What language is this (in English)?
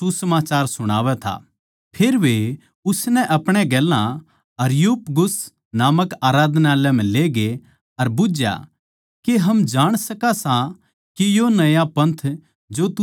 Haryanvi